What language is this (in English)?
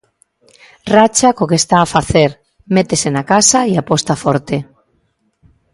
Galician